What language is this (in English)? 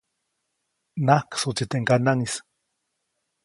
Copainalá Zoque